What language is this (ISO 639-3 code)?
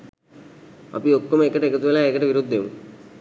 sin